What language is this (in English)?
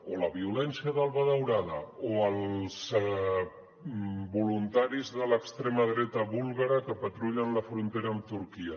Catalan